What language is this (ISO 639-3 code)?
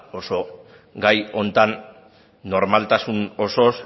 eus